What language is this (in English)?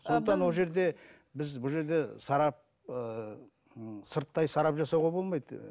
Kazakh